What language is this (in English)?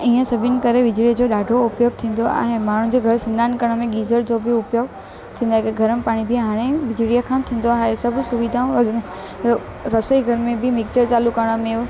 Sindhi